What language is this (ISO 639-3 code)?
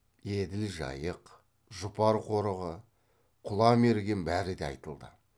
kaz